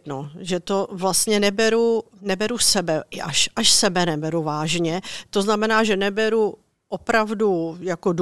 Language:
Czech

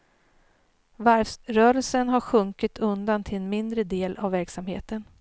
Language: Swedish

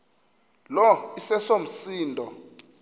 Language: Xhosa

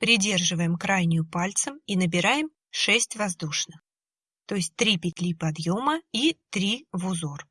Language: Russian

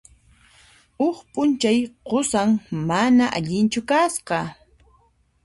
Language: Puno Quechua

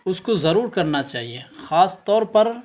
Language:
Urdu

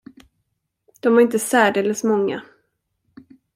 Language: Swedish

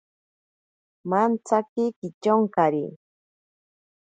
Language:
Ashéninka Perené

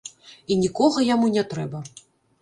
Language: Belarusian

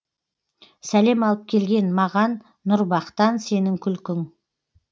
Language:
Kazakh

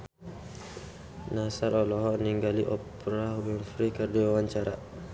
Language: Sundanese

